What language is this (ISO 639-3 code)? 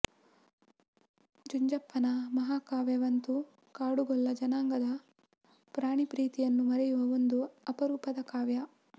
kan